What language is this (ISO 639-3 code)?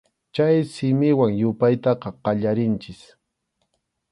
qxu